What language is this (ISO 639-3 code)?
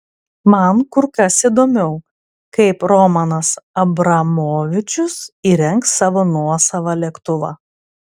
lit